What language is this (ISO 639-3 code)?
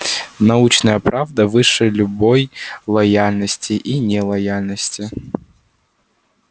rus